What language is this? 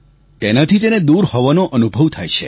Gujarati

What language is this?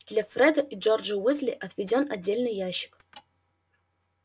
Russian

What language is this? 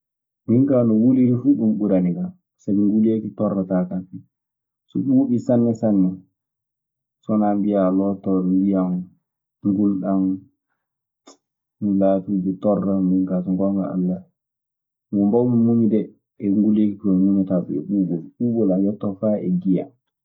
Maasina Fulfulde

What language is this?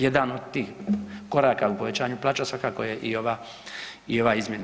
Croatian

